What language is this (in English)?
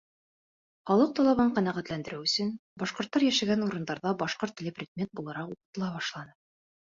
Bashkir